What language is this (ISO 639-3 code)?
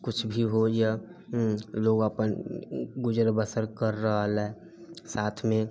mai